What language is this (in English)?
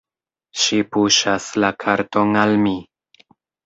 Esperanto